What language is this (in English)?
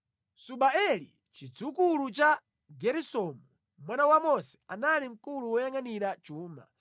Nyanja